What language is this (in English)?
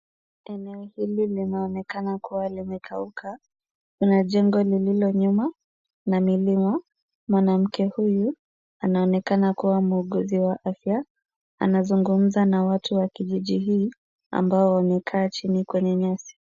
Swahili